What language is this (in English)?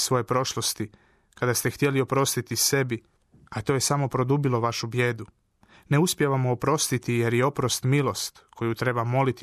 Croatian